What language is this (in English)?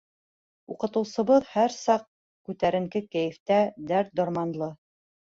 Bashkir